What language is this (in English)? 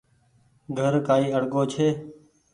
Goaria